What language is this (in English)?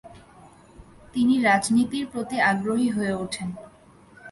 Bangla